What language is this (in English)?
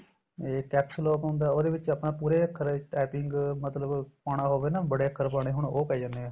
Punjabi